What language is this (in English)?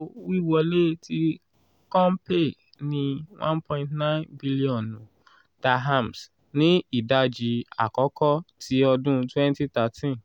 Yoruba